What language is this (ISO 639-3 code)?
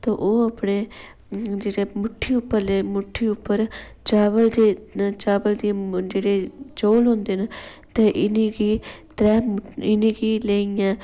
doi